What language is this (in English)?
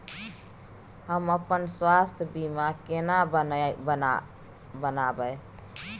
Maithili